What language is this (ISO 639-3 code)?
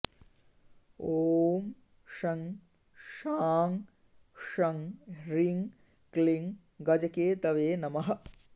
san